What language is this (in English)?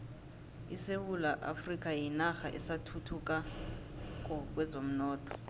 South Ndebele